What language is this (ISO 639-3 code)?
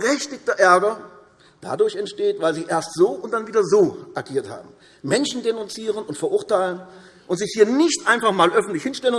deu